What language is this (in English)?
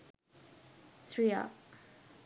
Sinhala